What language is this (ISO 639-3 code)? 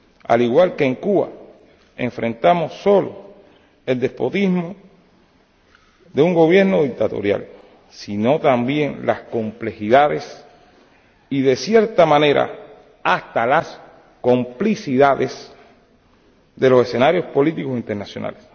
spa